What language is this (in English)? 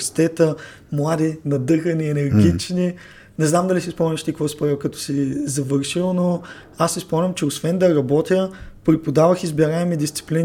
Bulgarian